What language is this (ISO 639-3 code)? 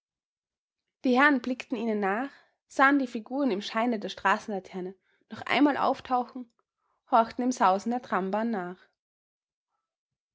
deu